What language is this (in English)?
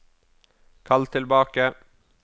Norwegian